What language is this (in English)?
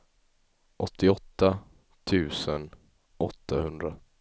Swedish